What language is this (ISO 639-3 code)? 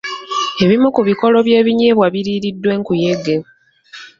lug